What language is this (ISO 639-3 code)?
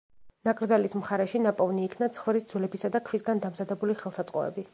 kat